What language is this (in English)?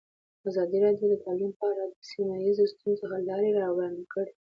Pashto